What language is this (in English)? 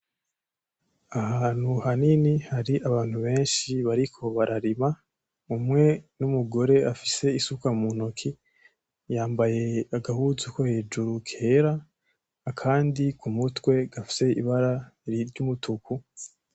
Rundi